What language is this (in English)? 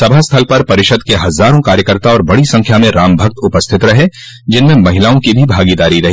Hindi